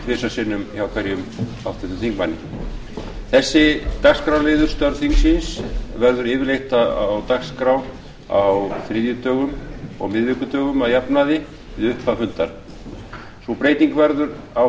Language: Icelandic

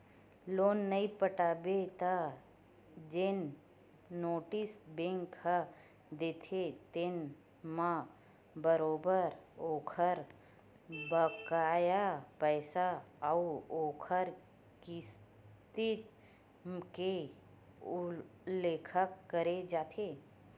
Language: Chhattisgarhi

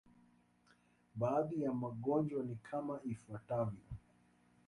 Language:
Swahili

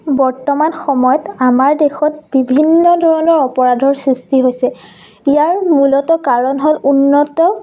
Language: Assamese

